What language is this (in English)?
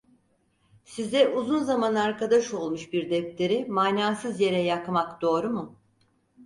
Turkish